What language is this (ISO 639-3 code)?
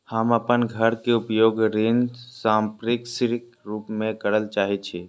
mai